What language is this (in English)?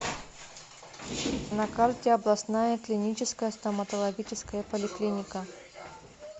Russian